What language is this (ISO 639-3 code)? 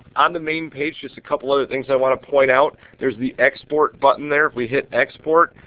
eng